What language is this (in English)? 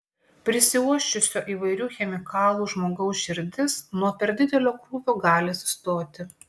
Lithuanian